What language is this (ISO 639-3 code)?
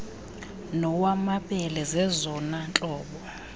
xho